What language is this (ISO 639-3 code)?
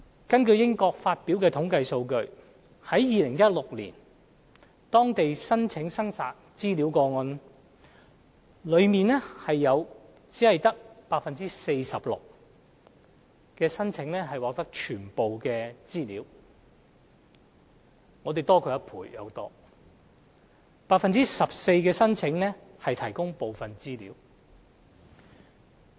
yue